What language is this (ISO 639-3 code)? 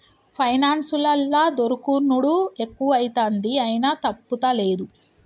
tel